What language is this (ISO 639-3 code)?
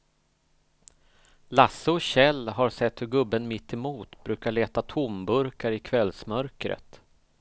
swe